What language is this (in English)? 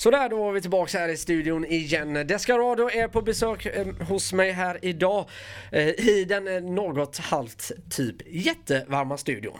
Swedish